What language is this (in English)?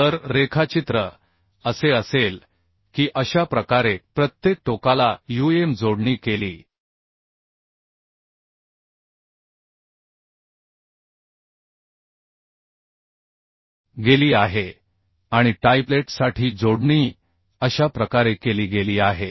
Marathi